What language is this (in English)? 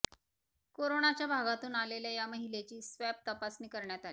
Marathi